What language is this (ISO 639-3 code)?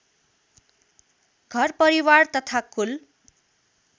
nep